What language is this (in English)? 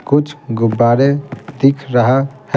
Hindi